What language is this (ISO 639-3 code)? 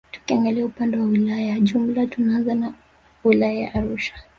swa